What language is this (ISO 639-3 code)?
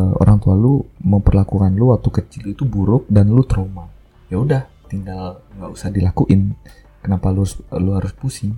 ind